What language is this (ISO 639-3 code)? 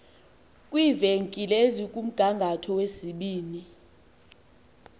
xho